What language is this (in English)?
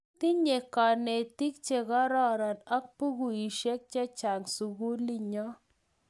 Kalenjin